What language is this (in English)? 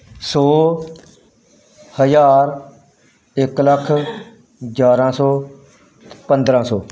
Punjabi